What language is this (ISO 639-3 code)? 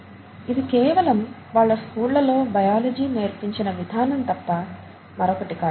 tel